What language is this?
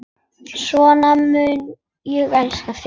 Icelandic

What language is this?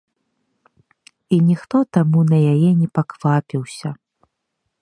Belarusian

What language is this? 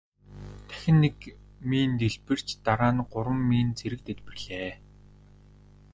Mongolian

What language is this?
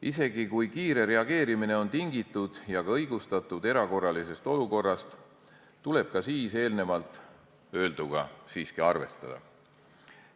Estonian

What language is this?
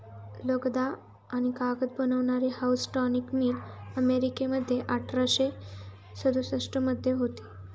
Marathi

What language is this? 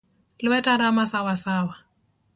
Luo (Kenya and Tanzania)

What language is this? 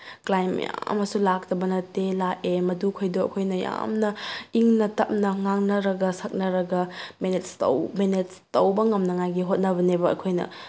Manipuri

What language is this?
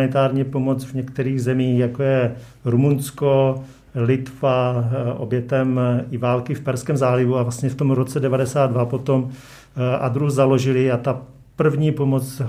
Czech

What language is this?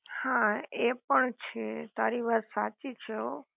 Gujarati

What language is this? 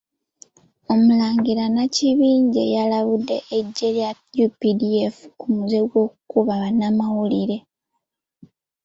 Ganda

